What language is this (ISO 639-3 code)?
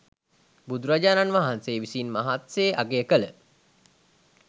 sin